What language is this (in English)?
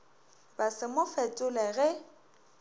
Northern Sotho